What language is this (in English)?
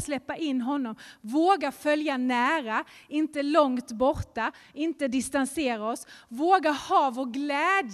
Swedish